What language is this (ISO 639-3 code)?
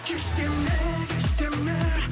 kaz